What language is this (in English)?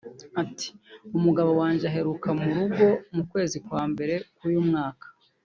Kinyarwanda